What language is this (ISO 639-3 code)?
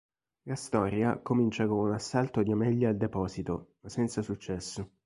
ita